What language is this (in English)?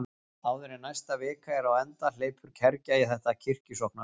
Icelandic